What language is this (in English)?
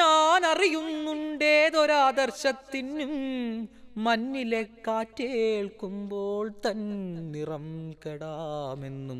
Malayalam